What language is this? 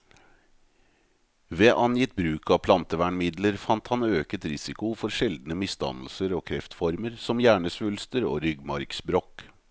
Norwegian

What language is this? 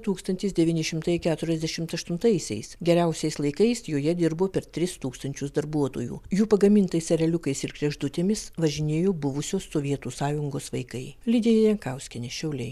Lithuanian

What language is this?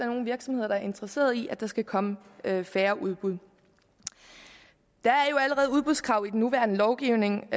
Danish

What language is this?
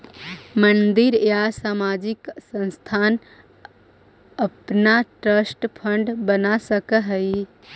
Magahi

